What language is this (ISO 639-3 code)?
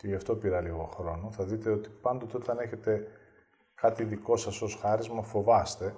ell